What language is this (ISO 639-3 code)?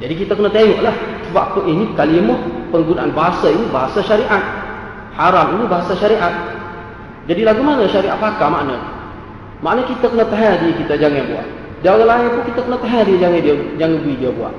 msa